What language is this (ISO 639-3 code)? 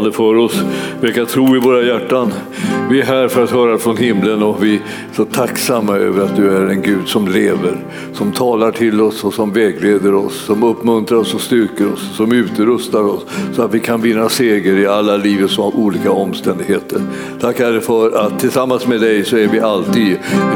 swe